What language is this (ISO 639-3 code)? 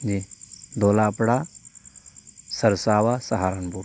urd